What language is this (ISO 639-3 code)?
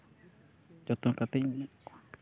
sat